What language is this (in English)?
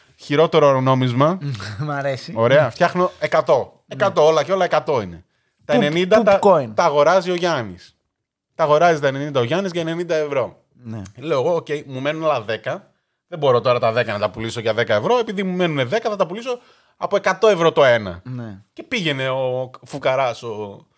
Greek